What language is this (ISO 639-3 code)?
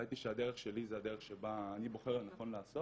heb